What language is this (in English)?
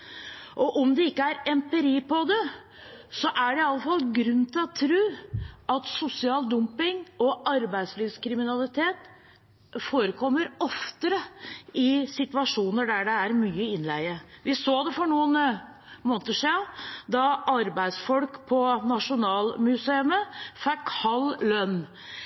Norwegian Bokmål